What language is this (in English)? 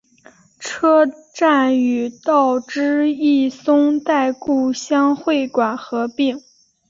Chinese